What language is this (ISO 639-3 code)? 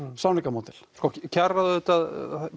isl